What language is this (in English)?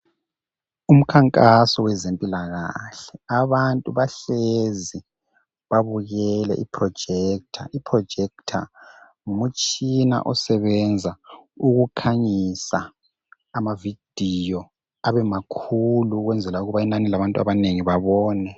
North Ndebele